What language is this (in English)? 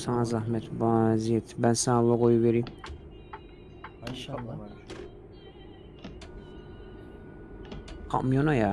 Turkish